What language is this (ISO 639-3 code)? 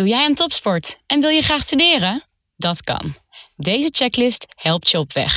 nld